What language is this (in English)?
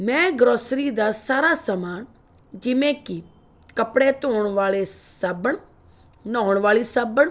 Punjabi